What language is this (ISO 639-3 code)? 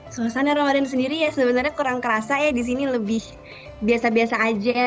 ind